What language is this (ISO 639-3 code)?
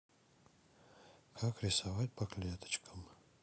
rus